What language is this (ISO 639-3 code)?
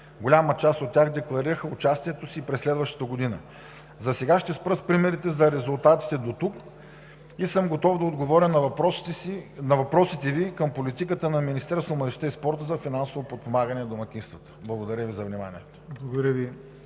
bul